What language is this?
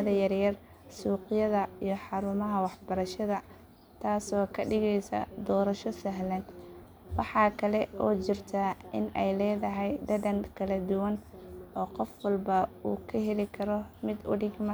Somali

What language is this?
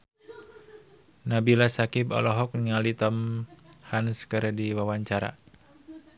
Sundanese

